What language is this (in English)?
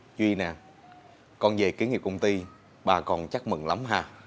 Vietnamese